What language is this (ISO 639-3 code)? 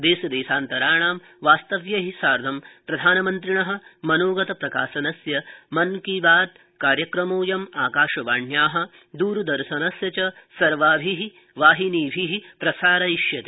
san